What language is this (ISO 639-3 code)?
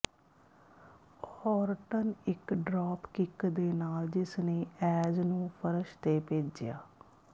pan